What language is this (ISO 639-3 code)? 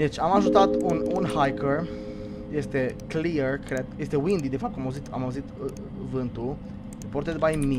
ron